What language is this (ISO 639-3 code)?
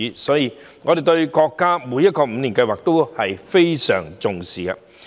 yue